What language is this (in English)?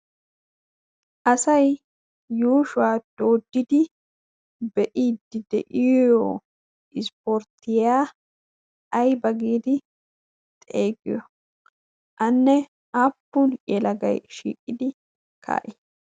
Wolaytta